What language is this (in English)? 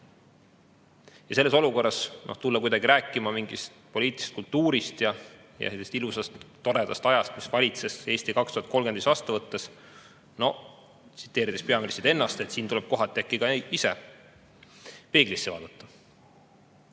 Estonian